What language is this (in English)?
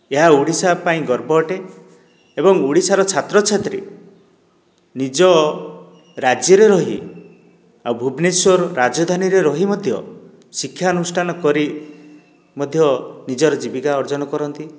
Odia